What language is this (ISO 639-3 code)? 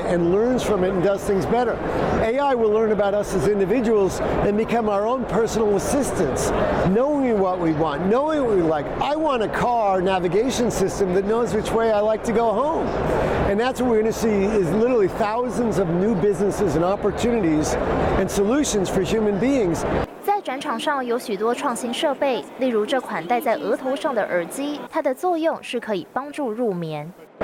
zho